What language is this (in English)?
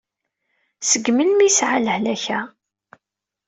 Kabyle